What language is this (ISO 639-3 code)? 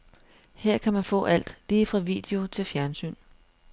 dan